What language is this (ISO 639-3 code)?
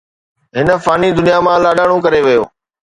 snd